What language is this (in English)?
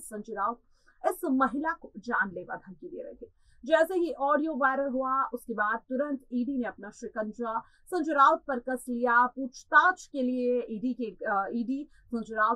Hindi